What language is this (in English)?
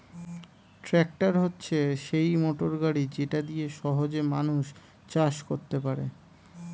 Bangla